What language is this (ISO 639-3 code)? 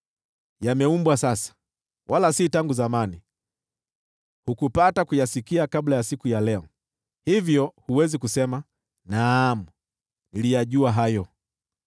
swa